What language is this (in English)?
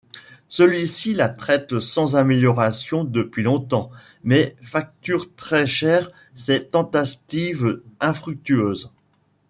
French